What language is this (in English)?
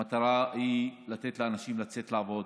Hebrew